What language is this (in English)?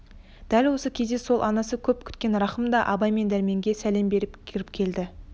Kazakh